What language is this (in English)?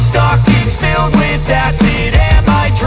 Indonesian